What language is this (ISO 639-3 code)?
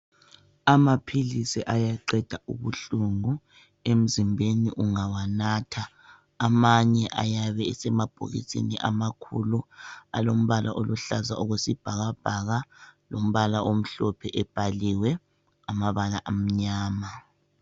nde